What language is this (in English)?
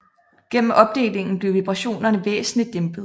Danish